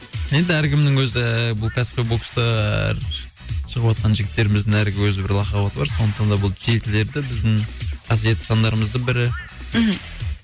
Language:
Kazakh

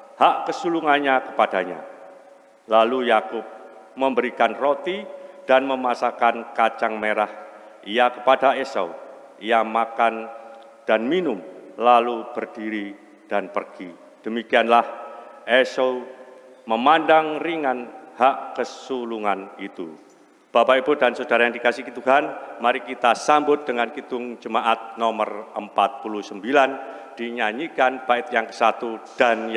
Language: Indonesian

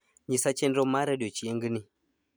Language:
Luo (Kenya and Tanzania)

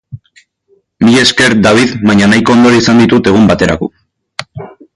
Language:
Basque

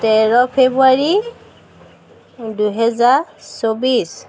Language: Assamese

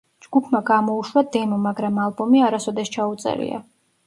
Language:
Georgian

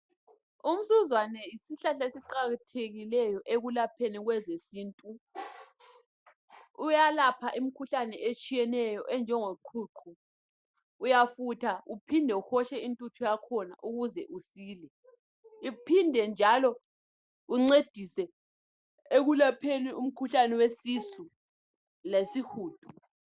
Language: North Ndebele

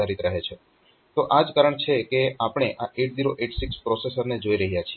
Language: Gujarati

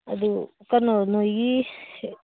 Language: Manipuri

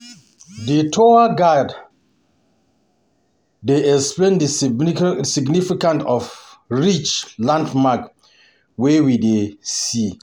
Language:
Nigerian Pidgin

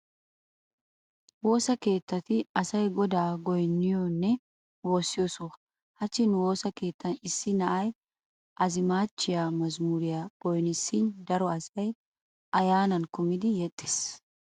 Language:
Wolaytta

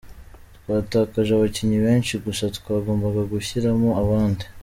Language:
Kinyarwanda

